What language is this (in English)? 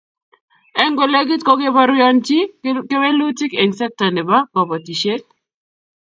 Kalenjin